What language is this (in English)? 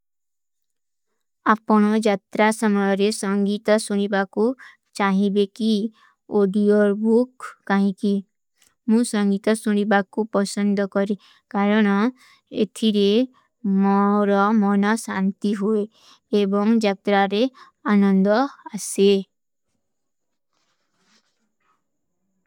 Kui (India)